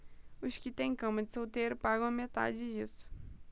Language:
Portuguese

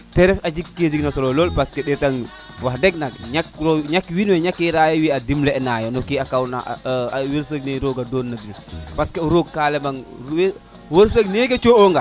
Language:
Serer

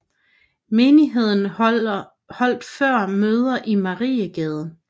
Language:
Danish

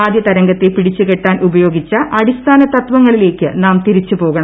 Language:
Malayalam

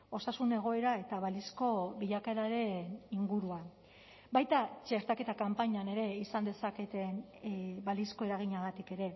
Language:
Basque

